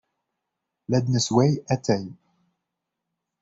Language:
Kabyle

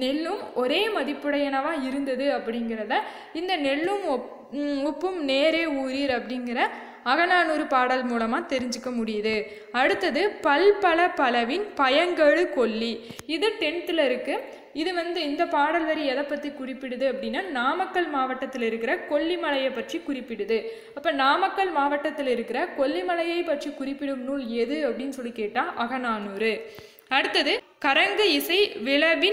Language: Tamil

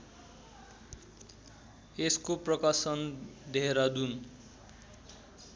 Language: Nepali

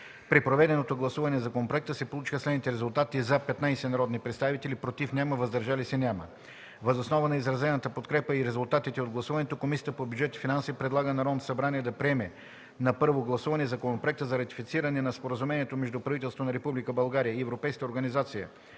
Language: Bulgarian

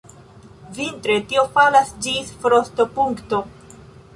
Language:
Esperanto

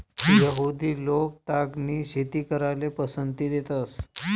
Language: Marathi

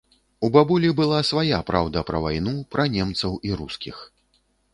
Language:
Belarusian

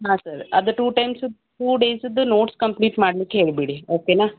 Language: Kannada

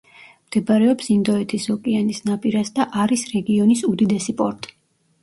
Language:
Georgian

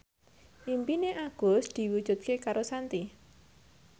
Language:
Javanese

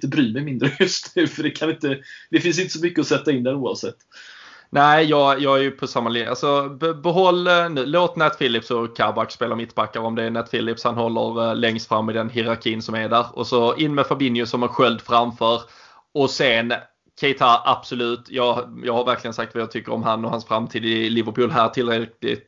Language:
Swedish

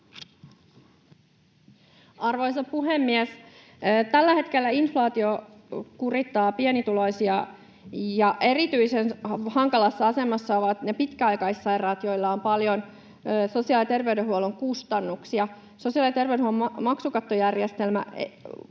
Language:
Finnish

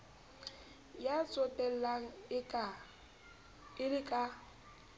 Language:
Southern Sotho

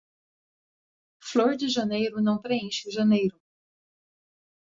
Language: Portuguese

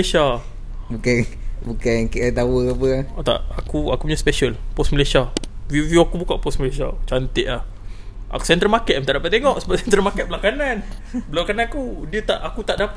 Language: Malay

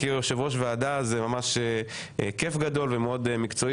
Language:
Hebrew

